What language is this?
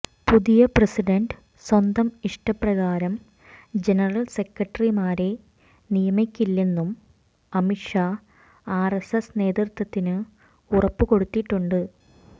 Malayalam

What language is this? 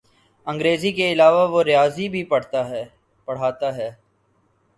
Urdu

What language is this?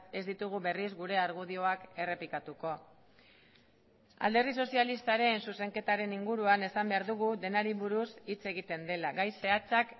Basque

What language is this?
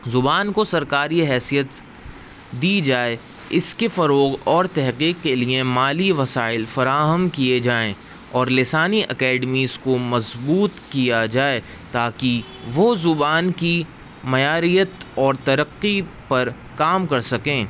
Urdu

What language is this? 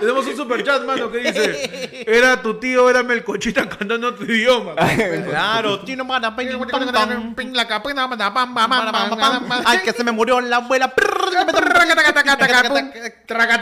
Spanish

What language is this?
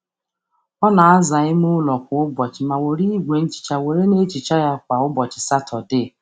Igbo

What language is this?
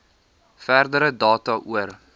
Afrikaans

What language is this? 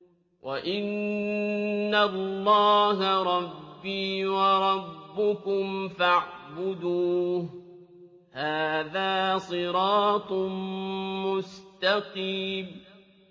Arabic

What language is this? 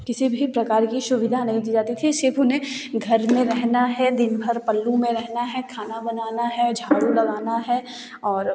Hindi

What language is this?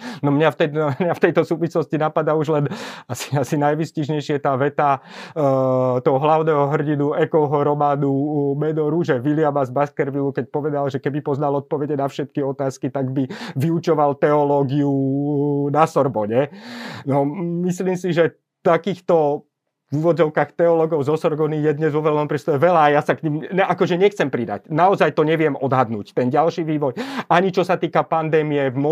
Slovak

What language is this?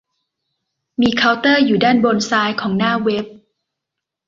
Thai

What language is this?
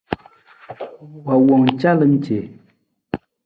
Nawdm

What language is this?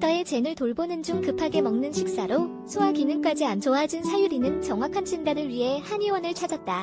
Korean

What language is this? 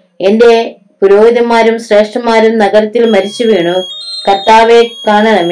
Malayalam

